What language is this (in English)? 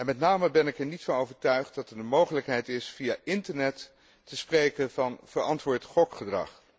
Dutch